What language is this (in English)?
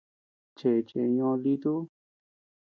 Tepeuxila Cuicatec